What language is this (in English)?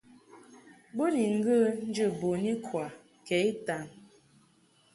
Mungaka